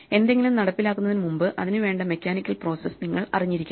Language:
Malayalam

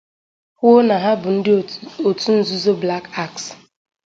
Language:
Igbo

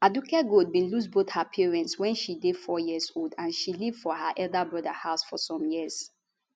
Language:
Nigerian Pidgin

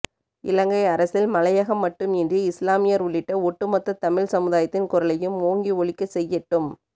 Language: Tamil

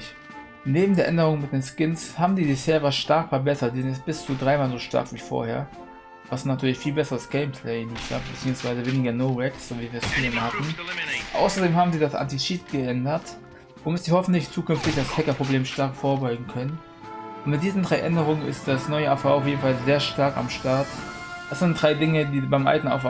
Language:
German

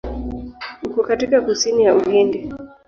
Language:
Swahili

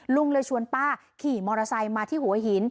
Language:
Thai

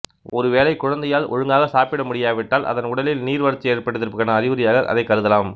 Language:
Tamil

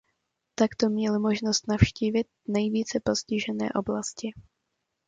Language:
Czech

